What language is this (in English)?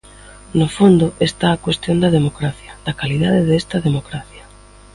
Galician